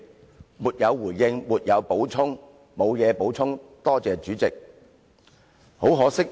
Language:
Cantonese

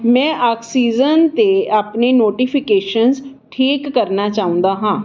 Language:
Punjabi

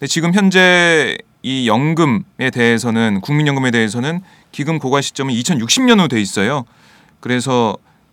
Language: Korean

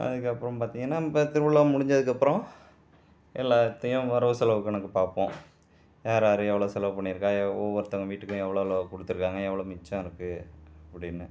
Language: Tamil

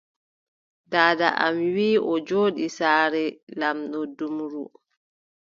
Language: Adamawa Fulfulde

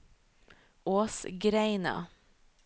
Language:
Norwegian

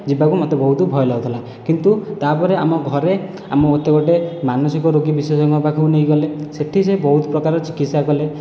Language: Odia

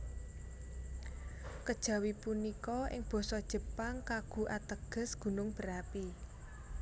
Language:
Javanese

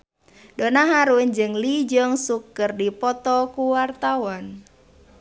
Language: Sundanese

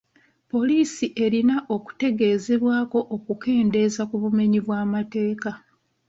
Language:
Ganda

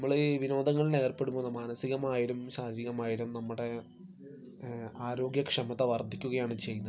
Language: Malayalam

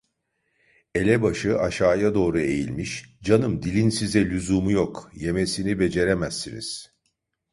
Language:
Turkish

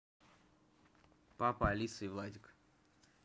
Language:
Russian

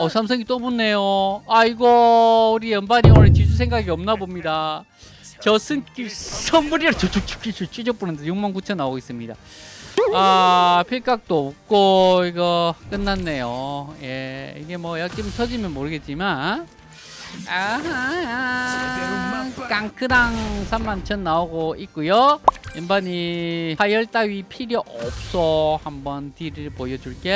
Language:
Korean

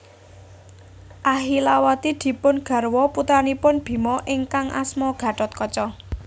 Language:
Javanese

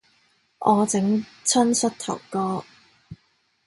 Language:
Cantonese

